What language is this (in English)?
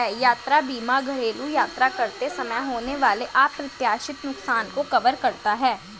Hindi